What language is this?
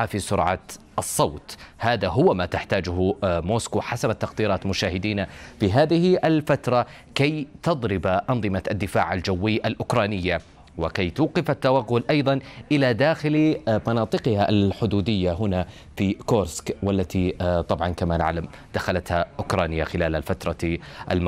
Arabic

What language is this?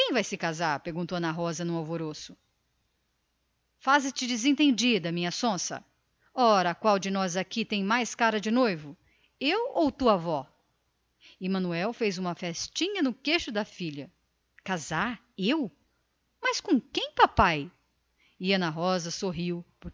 Portuguese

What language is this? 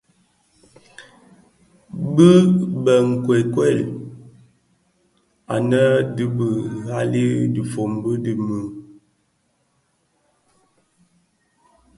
Bafia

